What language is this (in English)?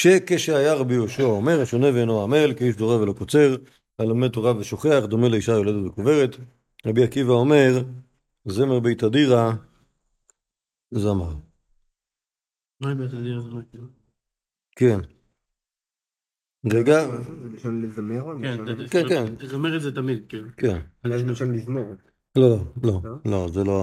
Hebrew